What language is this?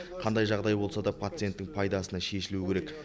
Kazakh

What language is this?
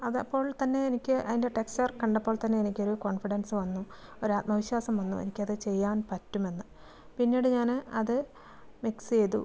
Malayalam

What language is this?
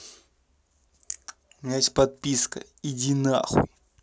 Russian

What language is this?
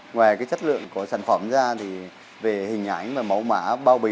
Vietnamese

